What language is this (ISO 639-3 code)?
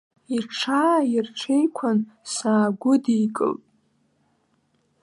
abk